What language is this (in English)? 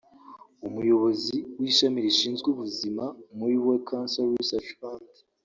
Kinyarwanda